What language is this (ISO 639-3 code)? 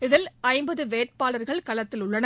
tam